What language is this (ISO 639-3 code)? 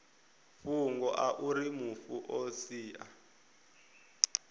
ven